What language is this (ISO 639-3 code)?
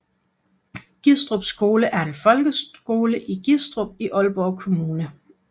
dan